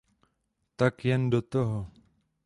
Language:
Czech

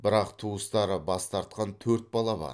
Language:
Kazakh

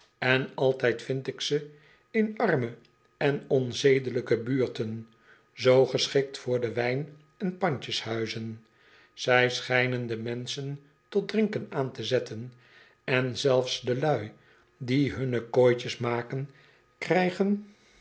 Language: Dutch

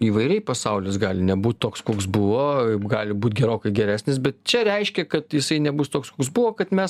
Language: Lithuanian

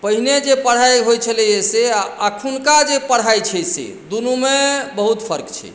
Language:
Maithili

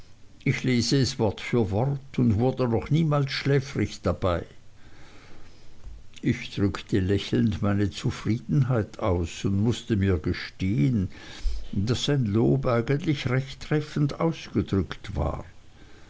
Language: German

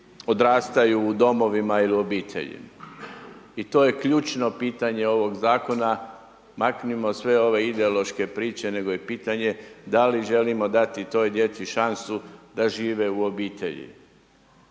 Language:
Croatian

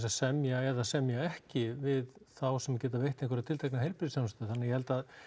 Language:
Icelandic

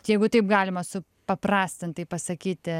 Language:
Lithuanian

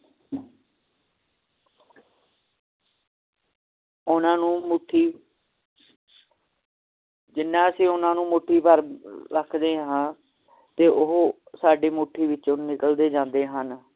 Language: Punjabi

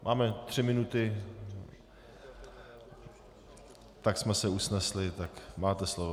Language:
Czech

